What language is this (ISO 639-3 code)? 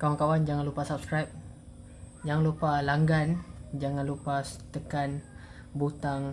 msa